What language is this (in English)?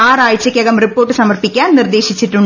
Malayalam